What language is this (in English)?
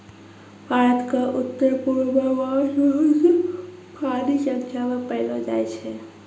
Maithili